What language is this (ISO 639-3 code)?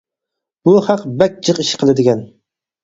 uig